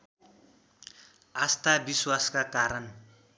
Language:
Nepali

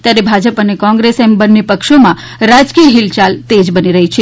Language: Gujarati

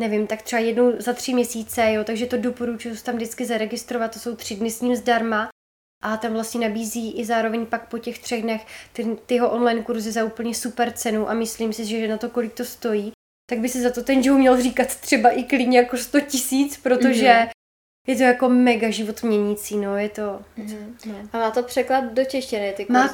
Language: Czech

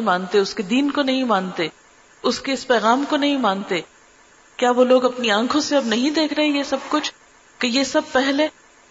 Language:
Urdu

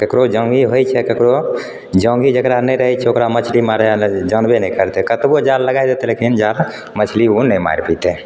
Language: Maithili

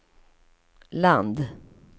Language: Swedish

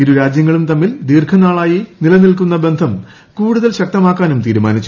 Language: Malayalam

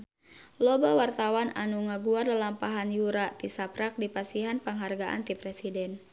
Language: Sundanese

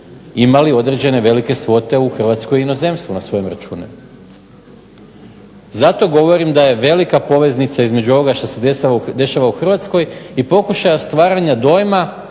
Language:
Croatian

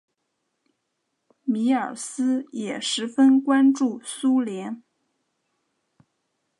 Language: Chinese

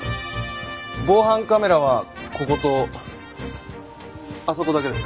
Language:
Japanese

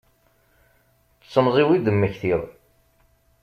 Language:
Kabyle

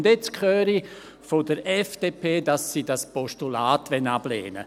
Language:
Swiss German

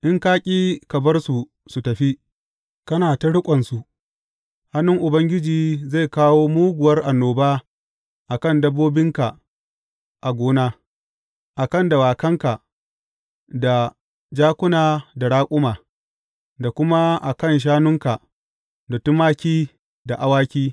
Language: Hausa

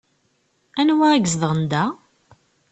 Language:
Kabyle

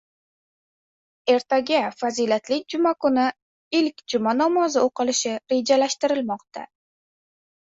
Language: Uzbek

